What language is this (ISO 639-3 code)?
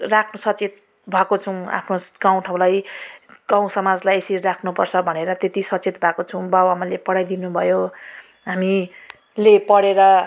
nep